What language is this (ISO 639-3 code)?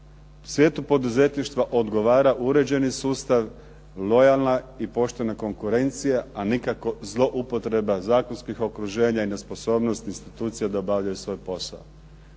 hrv